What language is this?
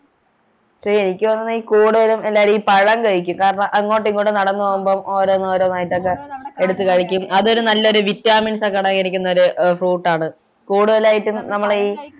Malayalam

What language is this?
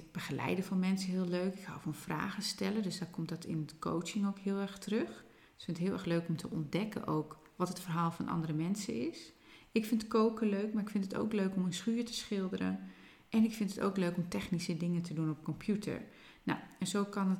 Dutch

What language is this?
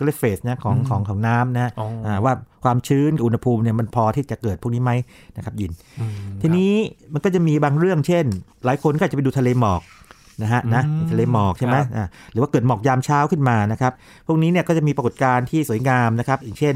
Thai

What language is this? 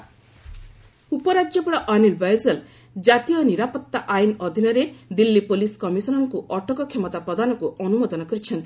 Odia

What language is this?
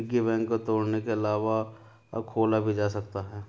Hindi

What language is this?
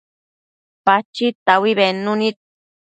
Matsés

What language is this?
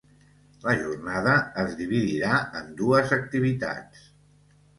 Catalan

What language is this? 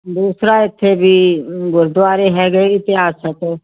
Punjabi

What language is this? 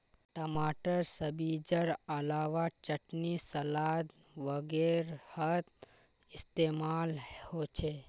Magahi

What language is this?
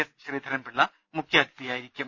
Malayalam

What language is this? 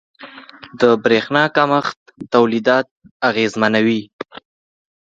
Pashto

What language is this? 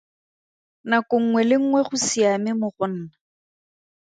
Tswana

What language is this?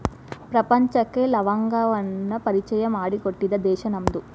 Kannada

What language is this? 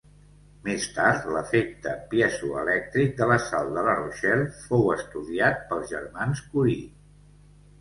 Catalan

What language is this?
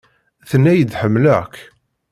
Kabyle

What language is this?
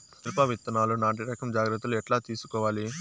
Telugu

